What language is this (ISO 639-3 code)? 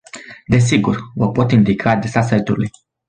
ron